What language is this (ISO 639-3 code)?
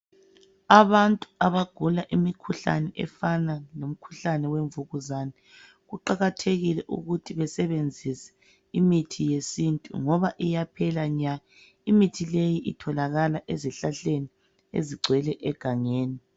nde